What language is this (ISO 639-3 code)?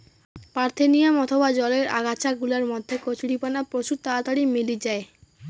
ben